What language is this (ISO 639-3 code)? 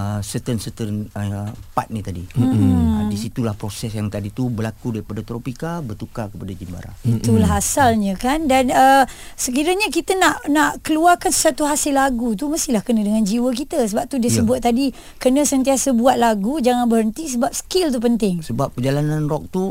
msa